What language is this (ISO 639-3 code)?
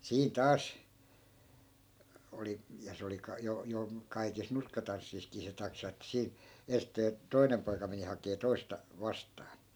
fin